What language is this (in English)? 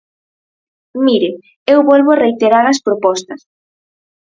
Galician